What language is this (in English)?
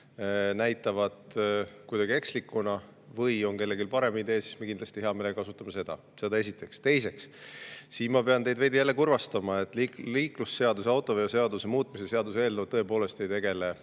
Estonian